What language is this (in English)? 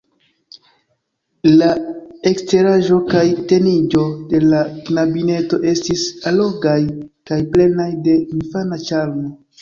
Esperanto